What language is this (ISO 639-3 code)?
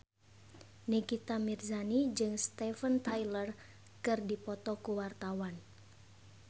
sun